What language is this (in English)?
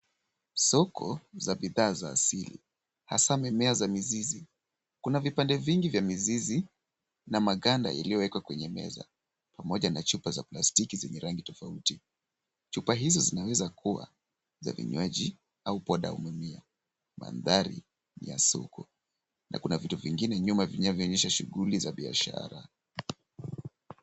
Swahili